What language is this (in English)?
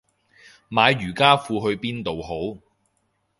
Cantonese